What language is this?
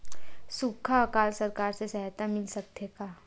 Chhattisgarhi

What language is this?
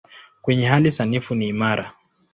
Swahili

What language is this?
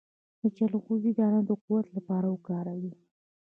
Pashto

